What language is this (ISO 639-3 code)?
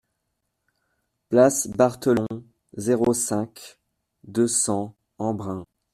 fra